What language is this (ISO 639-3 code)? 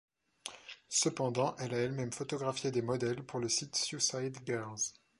fra